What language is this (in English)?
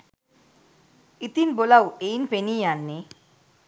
Sinhala